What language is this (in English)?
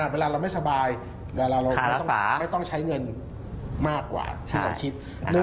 Thai